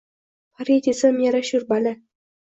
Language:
Uzbek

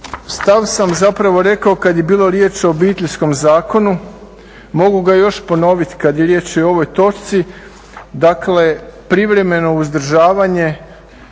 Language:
Croatian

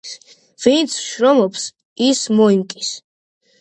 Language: Georgian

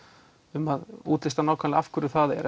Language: Icelandic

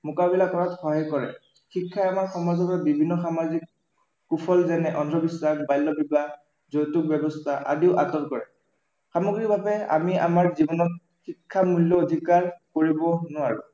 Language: Assamese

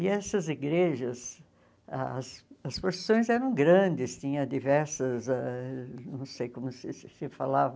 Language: Portuguese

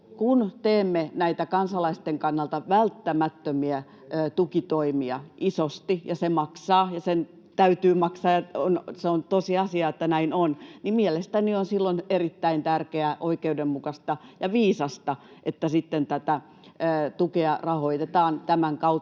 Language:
Finnish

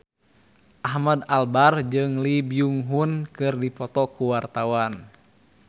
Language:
Sundanese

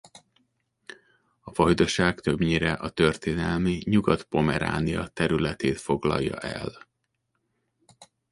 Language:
Hungarian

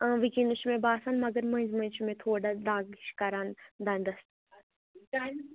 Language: Kashmiri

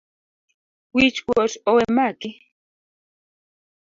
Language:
Luo (Kenya and Tanzania)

